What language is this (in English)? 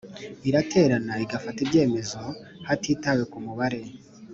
Kinyarwanda